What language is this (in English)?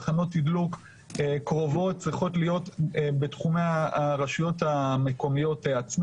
Hebrew